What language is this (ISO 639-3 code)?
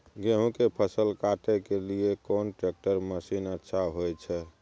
mai